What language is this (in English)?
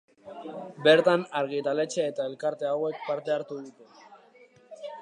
Basque